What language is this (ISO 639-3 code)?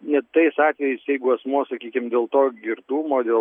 lit